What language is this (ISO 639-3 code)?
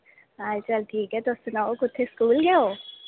doi